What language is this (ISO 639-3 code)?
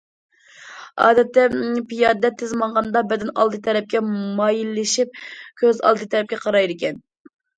uig